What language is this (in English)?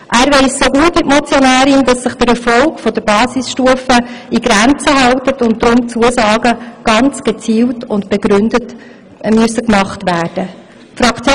Swiss German